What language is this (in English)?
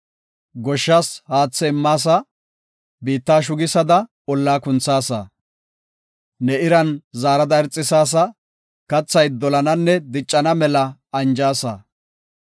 Gofa